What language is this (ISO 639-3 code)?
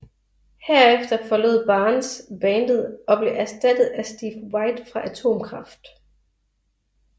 dan